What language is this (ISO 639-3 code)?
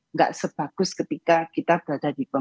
ind